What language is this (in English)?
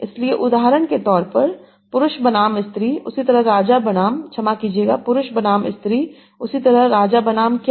Hindi